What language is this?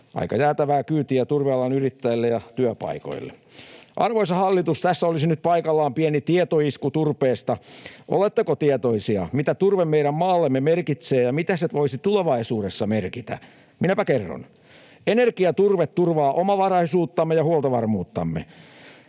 Finnish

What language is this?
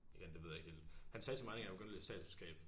Danish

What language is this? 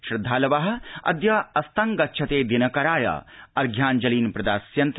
Sanskrit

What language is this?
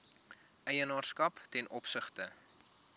Afrikaans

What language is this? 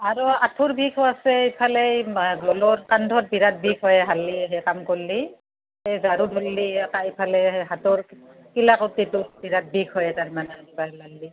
Assamese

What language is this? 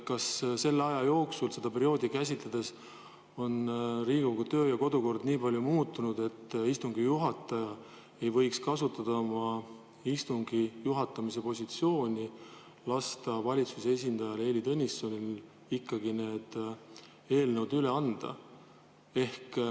Estonian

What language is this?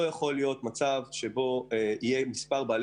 Hebrew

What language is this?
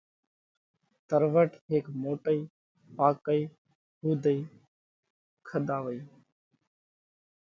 Parkari Koli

